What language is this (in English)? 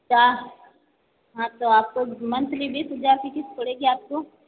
Hindi